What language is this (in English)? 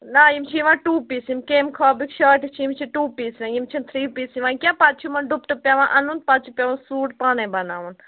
Kashmiri